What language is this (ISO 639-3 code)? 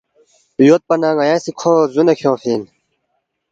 bft